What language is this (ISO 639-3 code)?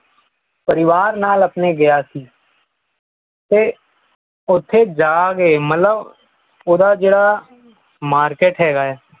pan